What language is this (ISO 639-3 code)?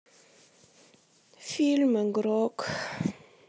rus